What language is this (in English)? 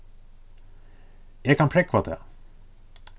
Faroese